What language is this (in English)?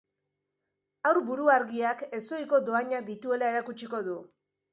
Basque